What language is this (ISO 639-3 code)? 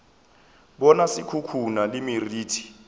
nso